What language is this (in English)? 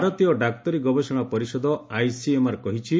Odia